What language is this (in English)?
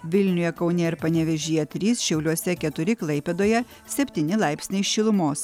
Lithuanian